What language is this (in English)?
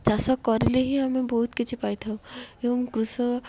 Odia